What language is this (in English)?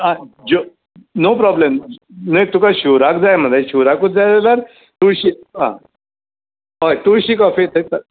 Konkani